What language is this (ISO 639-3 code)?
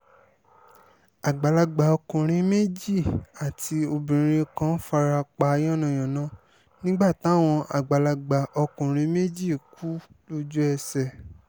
yor